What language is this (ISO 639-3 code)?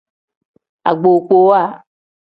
kdh